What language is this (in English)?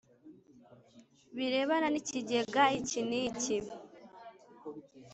Kinyarwanda